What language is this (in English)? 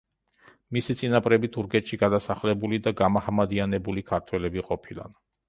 Georgian